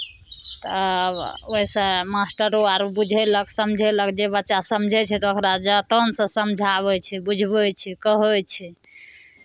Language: Maithili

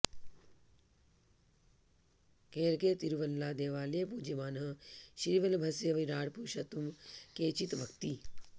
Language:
Sanskrit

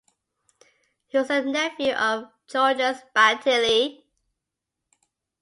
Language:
English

